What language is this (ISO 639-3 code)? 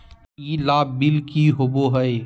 mag